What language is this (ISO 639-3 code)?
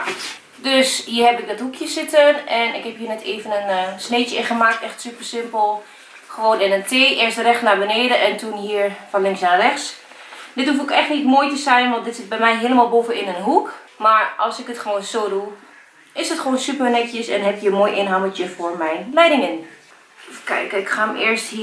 nld